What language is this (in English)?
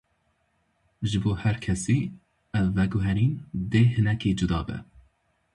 Kurdish